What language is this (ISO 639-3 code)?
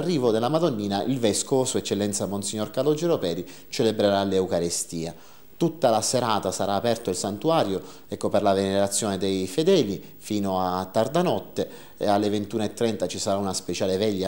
ita